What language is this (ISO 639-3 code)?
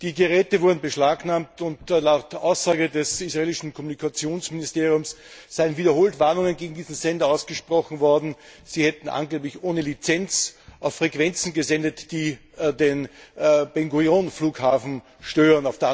deu